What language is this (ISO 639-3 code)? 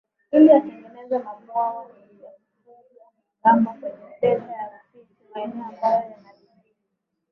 swa